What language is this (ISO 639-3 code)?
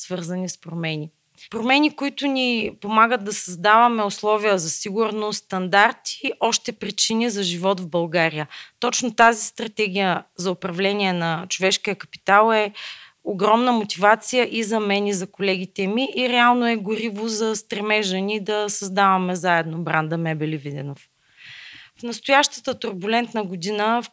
bul